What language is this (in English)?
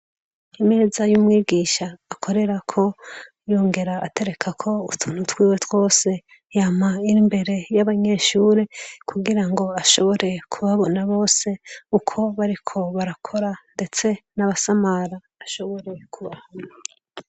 Rundi